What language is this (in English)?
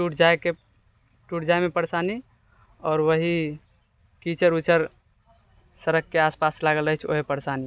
Maithili